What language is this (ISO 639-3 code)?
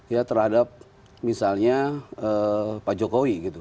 ind